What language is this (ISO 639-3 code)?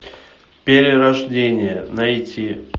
rus